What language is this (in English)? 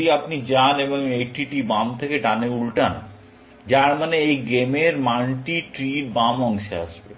Bangla